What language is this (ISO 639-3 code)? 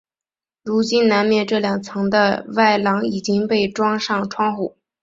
zho